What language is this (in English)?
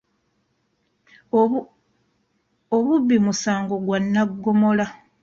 Ganda